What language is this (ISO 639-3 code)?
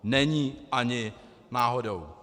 ces